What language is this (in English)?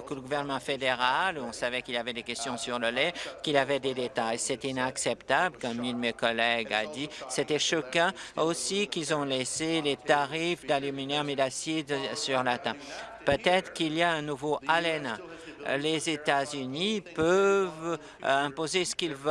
French